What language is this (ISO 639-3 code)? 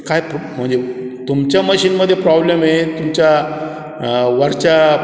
mar